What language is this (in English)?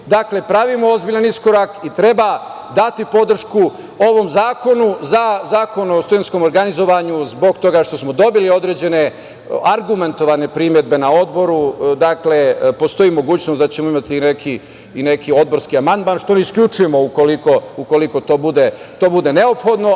Serbian